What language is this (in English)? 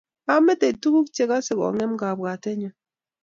Kalenjin